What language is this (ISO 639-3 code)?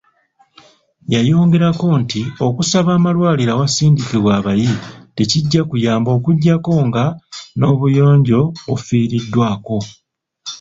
lug